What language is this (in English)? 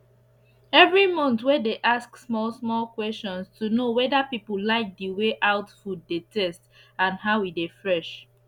Nigerian Pidgin